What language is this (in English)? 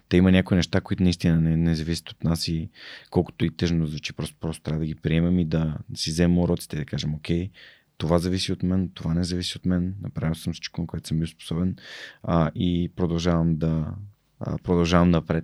Bulgarian